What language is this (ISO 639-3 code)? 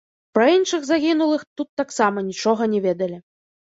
bel